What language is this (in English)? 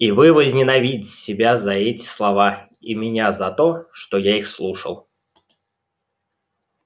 Russian